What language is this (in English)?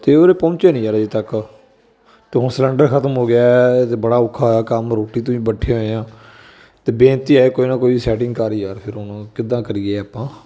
Punjabi